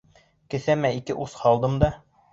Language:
Bashkir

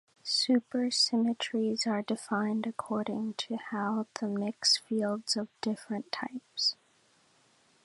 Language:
English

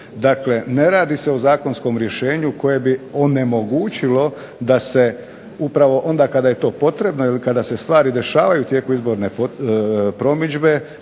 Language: Croatian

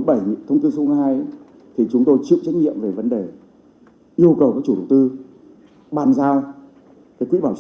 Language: Vietnamese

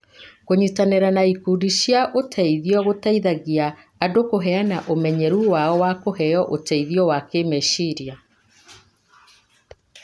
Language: Kikuyu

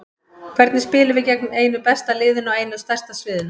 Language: Icelandic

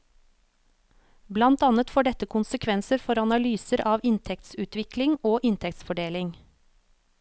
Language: Norwegian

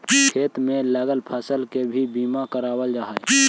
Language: Magahi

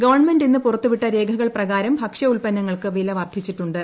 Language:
Malayalam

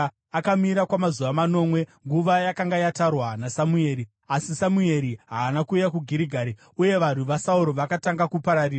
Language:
Shona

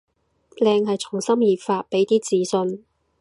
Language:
Cantonese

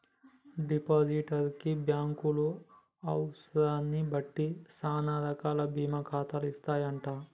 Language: Telugu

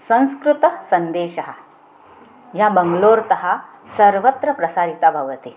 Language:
Sanskrit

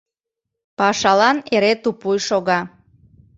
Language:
Mari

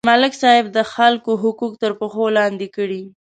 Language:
Pashto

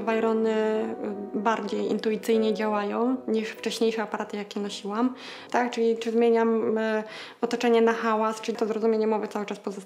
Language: Polish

